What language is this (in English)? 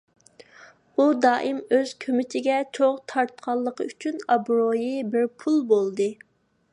Uyghur